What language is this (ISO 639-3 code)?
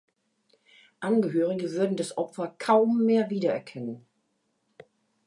deu